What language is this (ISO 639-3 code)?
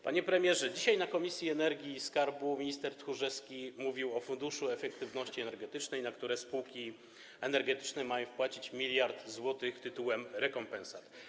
pol